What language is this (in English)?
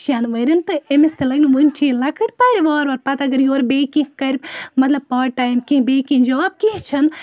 Kashmiri